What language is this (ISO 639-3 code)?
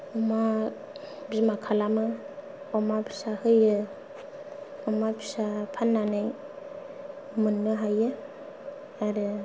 brx